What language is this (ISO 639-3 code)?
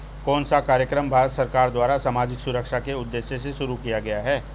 hin